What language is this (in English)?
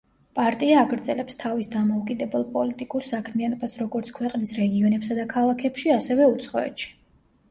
Georgian